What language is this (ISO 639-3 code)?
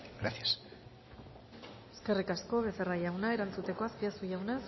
eus